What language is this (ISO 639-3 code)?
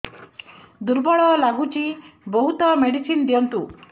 ori